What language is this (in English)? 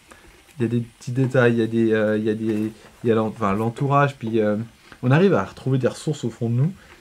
French